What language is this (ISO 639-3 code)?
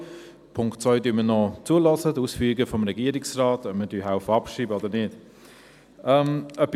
gsw